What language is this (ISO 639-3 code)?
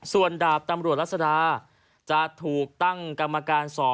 tha